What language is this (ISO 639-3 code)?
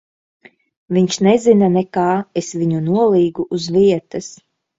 lav